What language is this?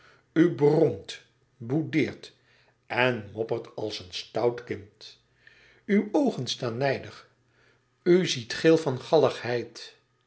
Dutch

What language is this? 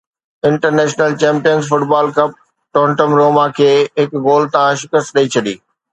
Sindhi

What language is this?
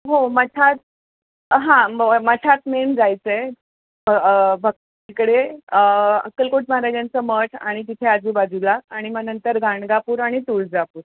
Marathi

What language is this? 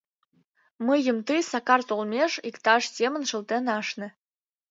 Mari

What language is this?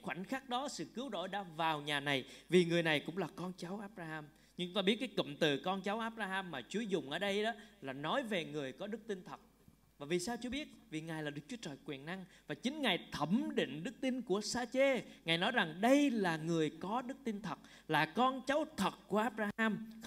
Vietnamese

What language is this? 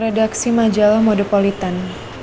Indonesian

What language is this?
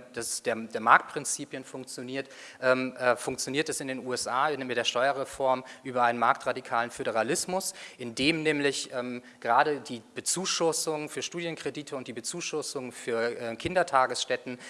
German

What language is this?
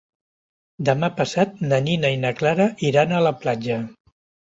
Catalan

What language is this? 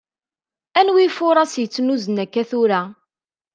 Kabyle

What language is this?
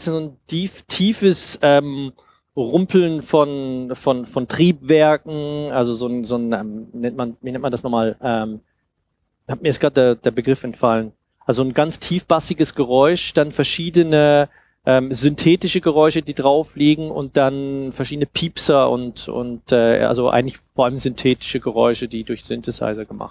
German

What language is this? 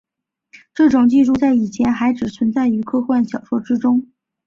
Chinese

